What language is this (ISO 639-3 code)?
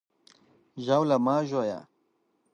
pus